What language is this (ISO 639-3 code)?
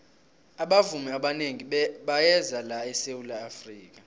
nbl